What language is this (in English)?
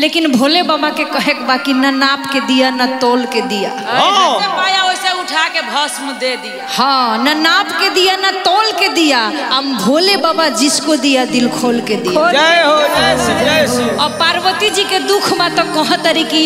Hindi